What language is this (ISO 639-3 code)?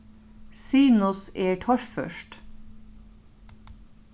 fao